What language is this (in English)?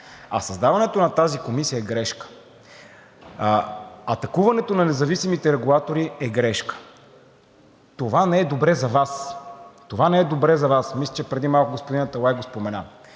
Bulgarian